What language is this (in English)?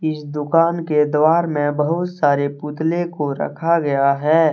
Hindi